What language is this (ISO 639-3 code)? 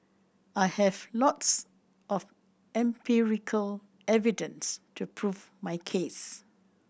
eng